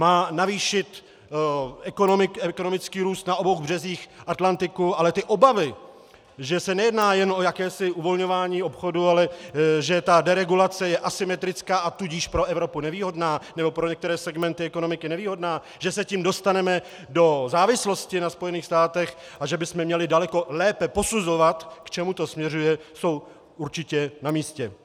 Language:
Czech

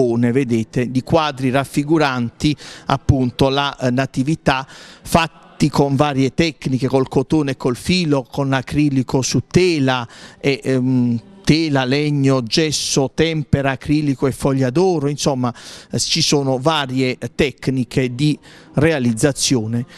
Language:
Italian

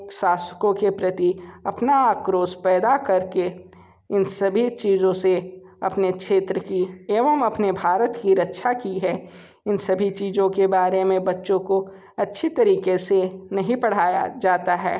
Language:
Hindi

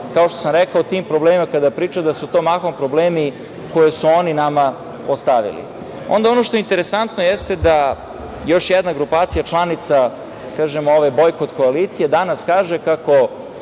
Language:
Serbian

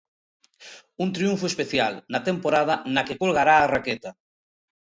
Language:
Galician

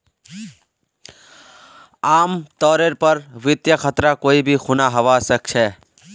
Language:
Magahi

